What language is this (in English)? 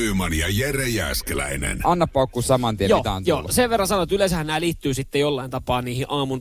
Finnish